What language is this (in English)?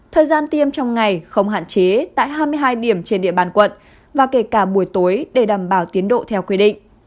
Vietnamese